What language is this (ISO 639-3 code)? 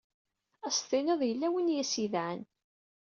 kab